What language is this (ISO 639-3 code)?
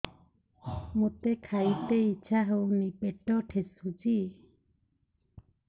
ori